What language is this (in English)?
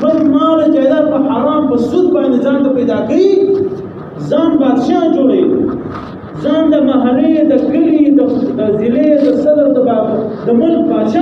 Arabic